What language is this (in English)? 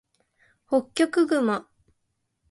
Japanese